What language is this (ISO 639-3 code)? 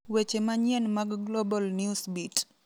luo